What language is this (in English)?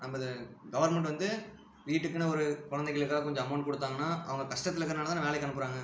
Tamil